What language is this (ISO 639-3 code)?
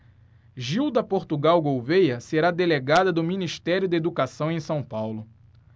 por